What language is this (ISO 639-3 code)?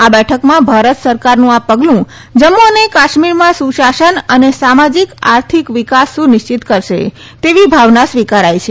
guj